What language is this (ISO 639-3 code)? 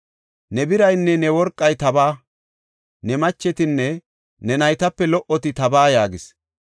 gof